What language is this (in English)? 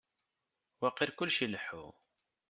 Kabyle